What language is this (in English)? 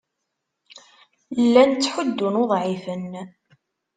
Kabyle